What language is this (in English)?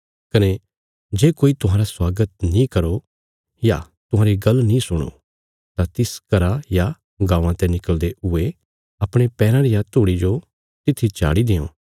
Bilaspuri